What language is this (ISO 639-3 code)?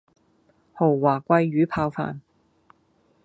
yue